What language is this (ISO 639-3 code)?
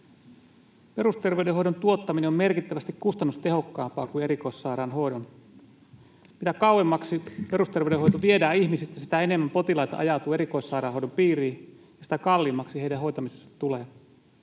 fin